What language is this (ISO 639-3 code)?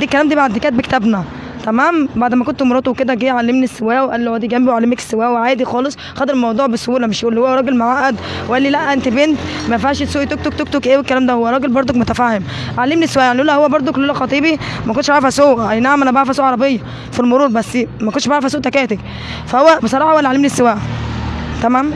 ara